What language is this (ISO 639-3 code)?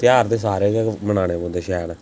doi